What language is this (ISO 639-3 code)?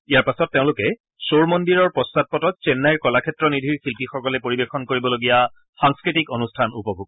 asm